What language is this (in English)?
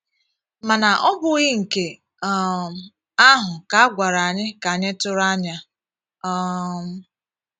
Igbo